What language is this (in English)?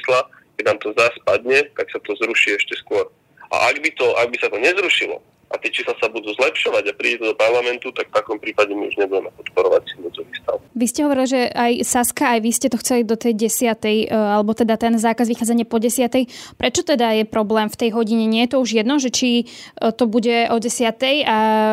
Slovak